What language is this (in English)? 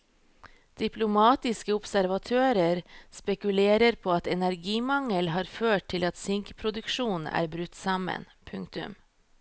Norwegian